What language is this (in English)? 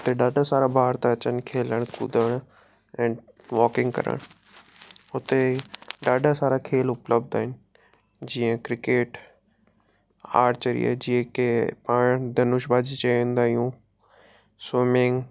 Sindhi